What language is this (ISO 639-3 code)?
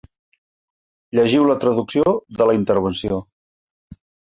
cat